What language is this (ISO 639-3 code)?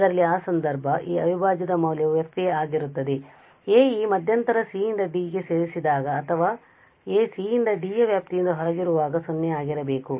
kan